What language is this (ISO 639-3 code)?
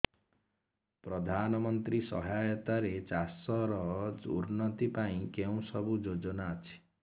ori